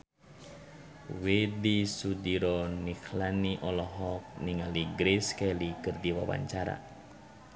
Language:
Sundanese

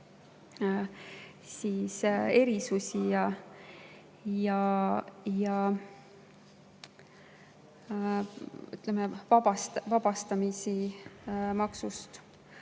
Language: Estonian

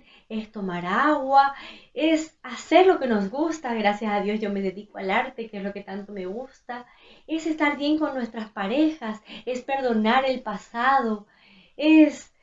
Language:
Spanish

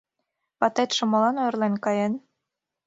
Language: Mari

